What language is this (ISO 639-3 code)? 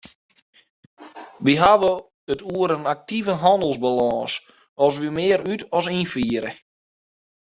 fry